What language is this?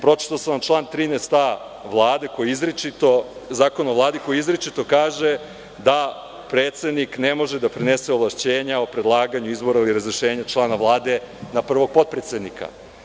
Serbian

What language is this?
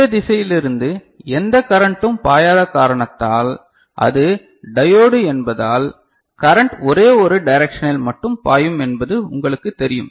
Tamil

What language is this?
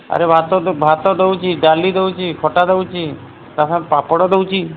Odia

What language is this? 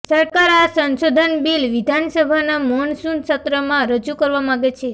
Gujarati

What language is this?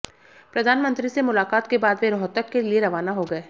Hindi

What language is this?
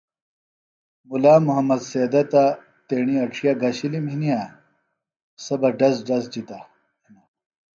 Phalura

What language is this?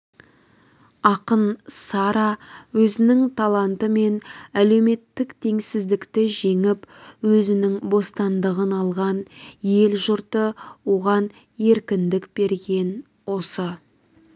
Kazakh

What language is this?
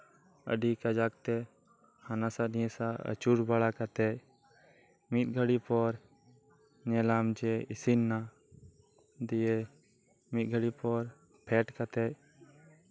Santali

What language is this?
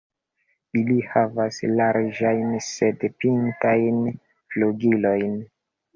Esperanto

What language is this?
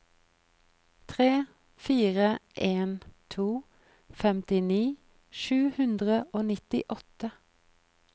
Norwegian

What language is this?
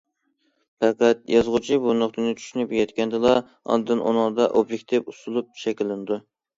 Uyghur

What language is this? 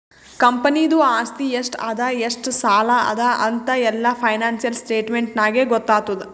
Kannada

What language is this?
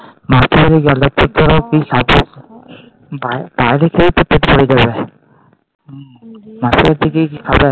Bangla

